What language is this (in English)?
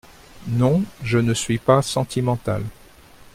French